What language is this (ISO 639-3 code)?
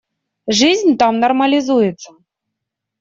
rus